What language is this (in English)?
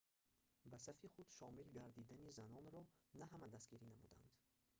Tajik